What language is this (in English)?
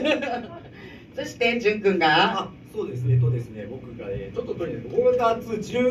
Japanese